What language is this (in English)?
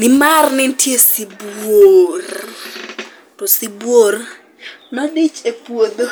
Luo (Kenya and Tanzania)